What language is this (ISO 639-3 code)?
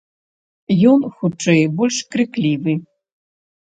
bel